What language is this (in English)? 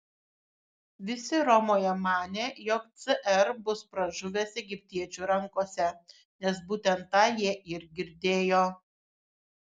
Lithuanian